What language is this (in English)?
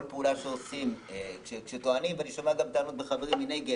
Hebrew